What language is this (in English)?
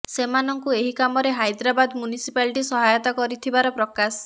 Odia